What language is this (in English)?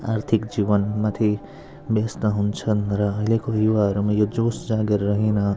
Nepali